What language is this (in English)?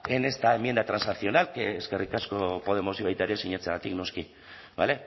Basque